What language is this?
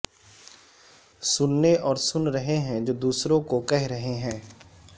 Urdu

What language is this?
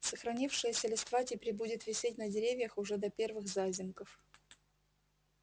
Russian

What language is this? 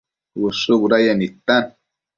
Matsés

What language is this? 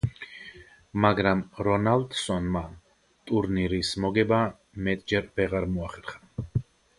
Georgian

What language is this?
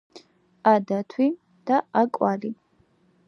Georgian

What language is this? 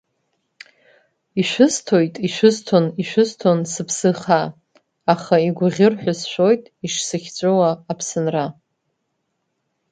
Abkhazian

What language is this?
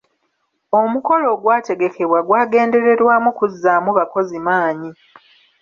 Ganda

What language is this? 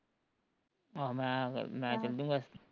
Punjabi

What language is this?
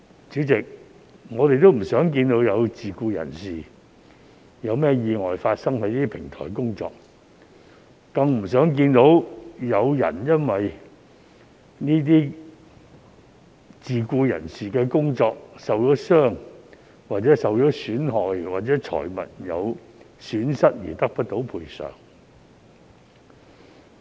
Cantonese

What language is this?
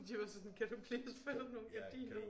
Danish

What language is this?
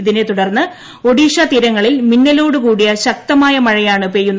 Malayalam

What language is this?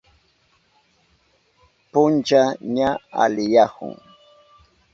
Southern Pastaza Quechua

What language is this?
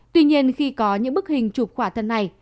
Vietnamese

